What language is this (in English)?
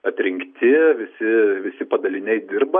Lithuanian